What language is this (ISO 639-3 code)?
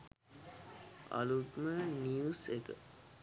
sin